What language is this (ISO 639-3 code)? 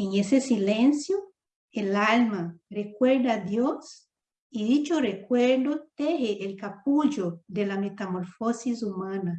spa